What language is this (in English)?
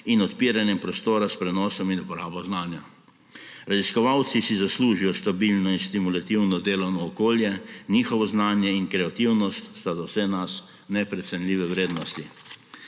Slovenian